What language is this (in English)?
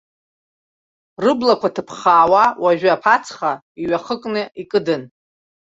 Abkhazian